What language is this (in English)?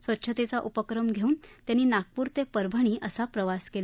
Marathi